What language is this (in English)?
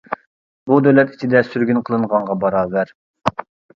Uyghur